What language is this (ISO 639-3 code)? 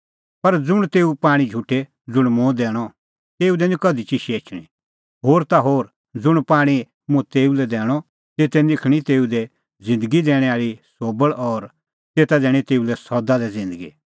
kfx